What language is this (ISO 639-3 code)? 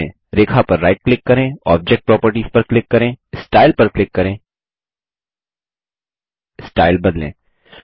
hin